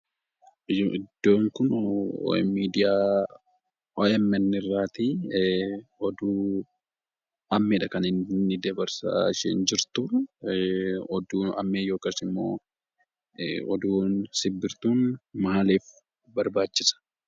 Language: Oromo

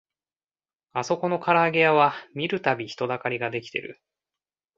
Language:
Japanese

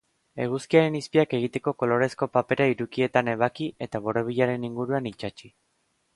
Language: Basque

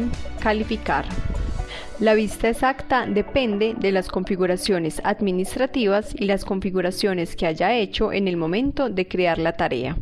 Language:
Spanish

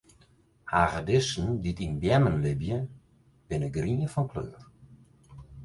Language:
Western Frisian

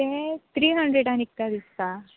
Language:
Konkani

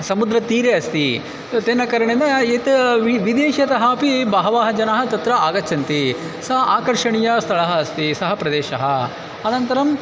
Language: Sanskrit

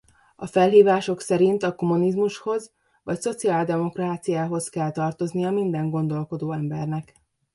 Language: Hungarian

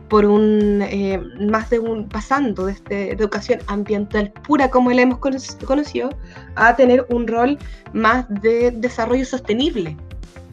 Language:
Spanish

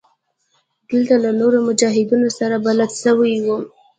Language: Pashto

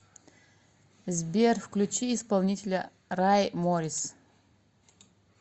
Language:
Russian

